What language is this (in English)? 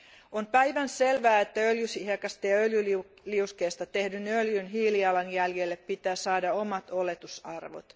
Finnish